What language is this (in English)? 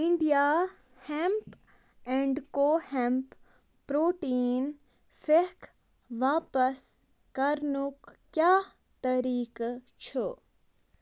Kashmiri